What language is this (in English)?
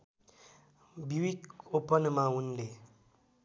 Nepali